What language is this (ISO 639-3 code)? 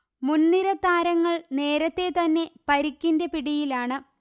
mal